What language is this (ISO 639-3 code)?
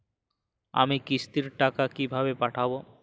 ben